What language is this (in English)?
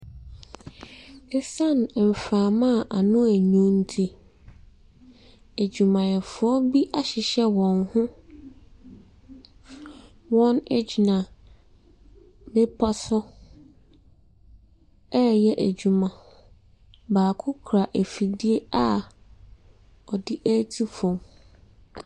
Akan